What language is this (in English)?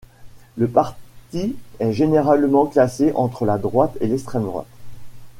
French